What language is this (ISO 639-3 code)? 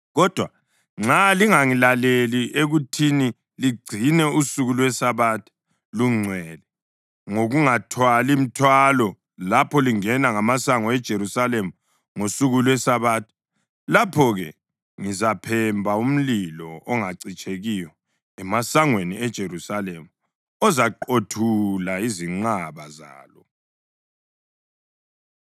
nde